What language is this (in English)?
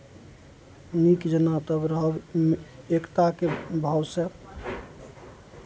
Maithili